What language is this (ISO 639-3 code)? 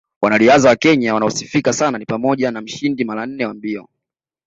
swa